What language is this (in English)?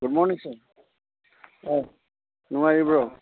Manipuri